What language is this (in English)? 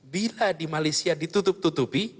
Indonesian